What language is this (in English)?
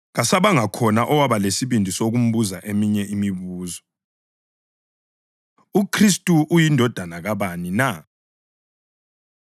North Ndebele